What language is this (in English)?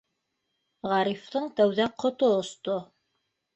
Bashkir